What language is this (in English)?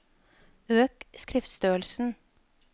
Norwegian